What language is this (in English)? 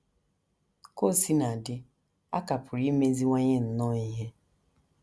Igbo